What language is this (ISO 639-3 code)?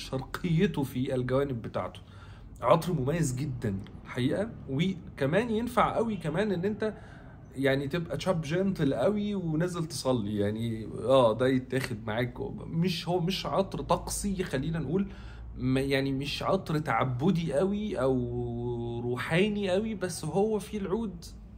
ara